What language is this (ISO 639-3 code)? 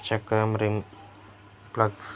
tel